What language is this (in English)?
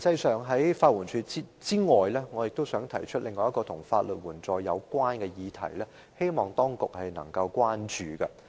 Cantonese